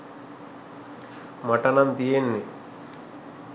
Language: Sinhala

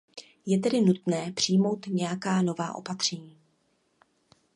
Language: Czech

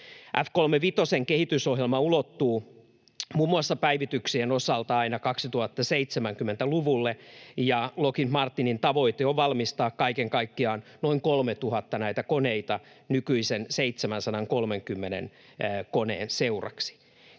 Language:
Finnish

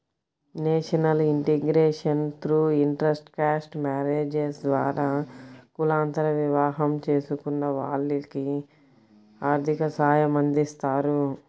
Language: Telugu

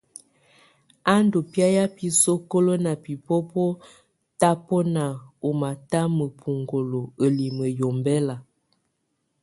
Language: Tunen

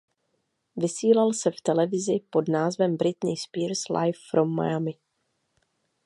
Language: Czech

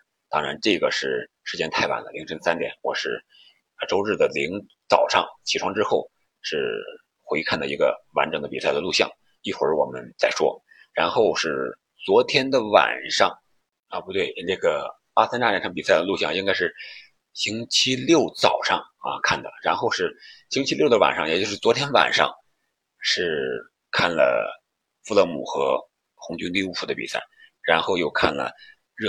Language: Chinese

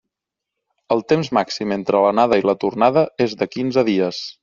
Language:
Catalan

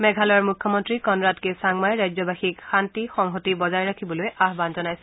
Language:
Assamese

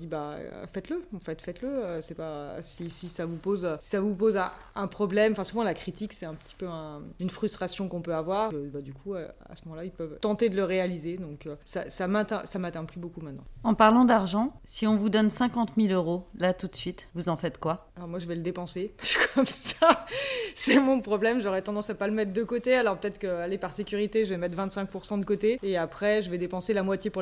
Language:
French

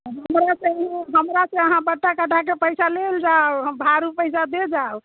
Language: Maithili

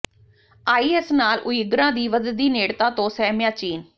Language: Punjabi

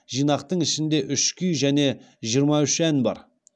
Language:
Kazakh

